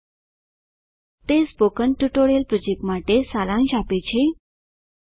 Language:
Gujarati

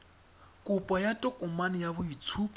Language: Tswana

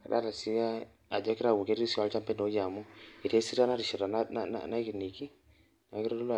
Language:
Masai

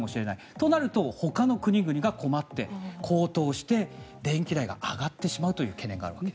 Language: Japanese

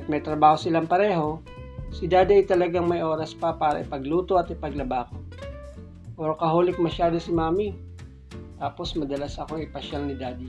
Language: Filipino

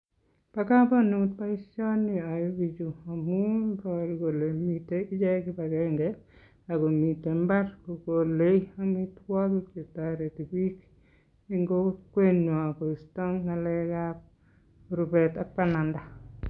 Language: Kalenjin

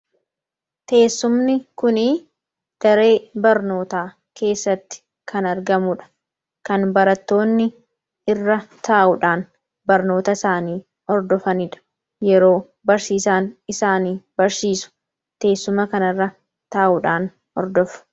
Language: Oromo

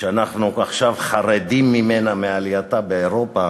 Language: Hebrew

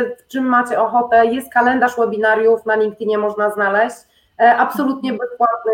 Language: Polish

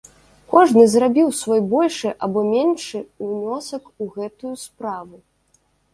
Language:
Belarusian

